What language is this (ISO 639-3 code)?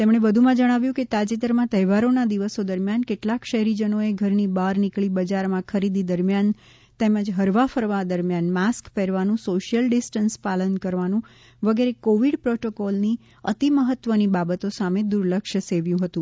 guj